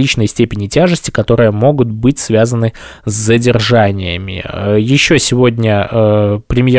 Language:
Russian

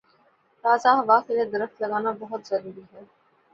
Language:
Urdu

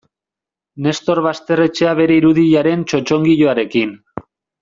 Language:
Basque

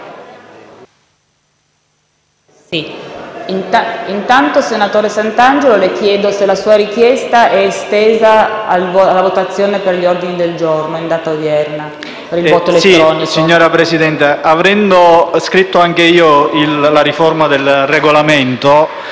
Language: Italian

